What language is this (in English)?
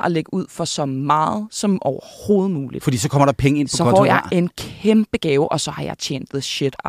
Danish